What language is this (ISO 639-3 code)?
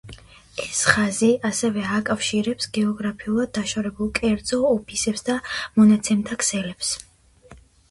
kat